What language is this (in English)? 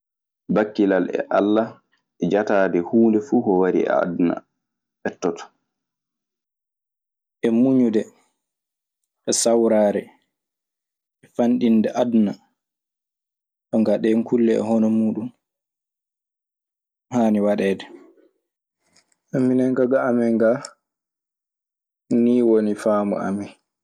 Maasina Fulfulde